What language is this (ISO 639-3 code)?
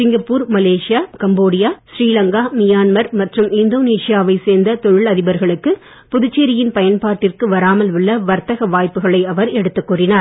tam